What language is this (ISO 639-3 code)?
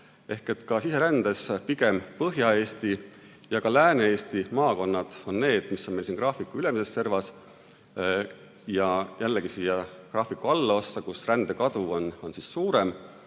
est